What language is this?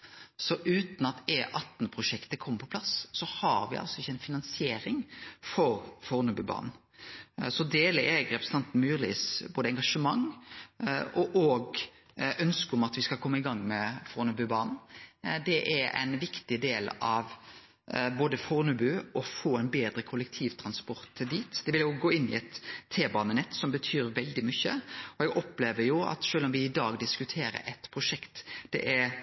Norwegian Nynorsk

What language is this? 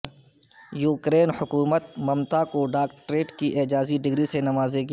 Urdu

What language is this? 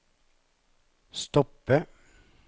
Norwegian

